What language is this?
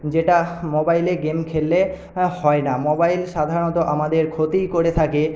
Bangla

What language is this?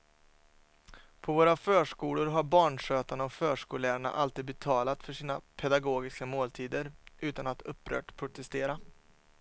Swedish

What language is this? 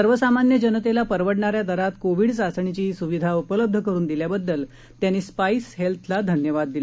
Marathi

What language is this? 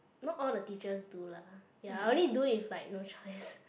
English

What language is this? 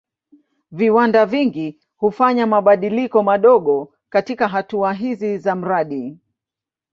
Swahili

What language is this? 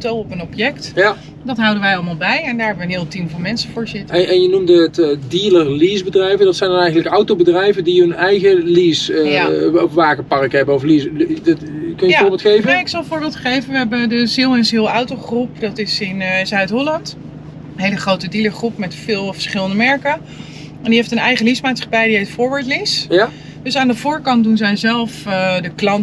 Dutch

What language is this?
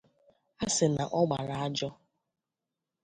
Igbo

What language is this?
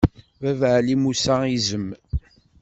Kabyle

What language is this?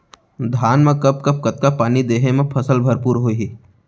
Chhattisgarhi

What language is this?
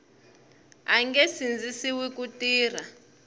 Tsonga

